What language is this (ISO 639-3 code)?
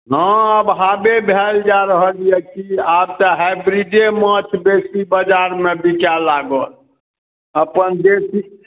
mai